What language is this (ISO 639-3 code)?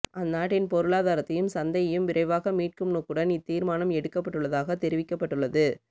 tam